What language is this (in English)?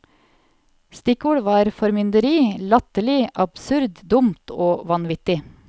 Norwegian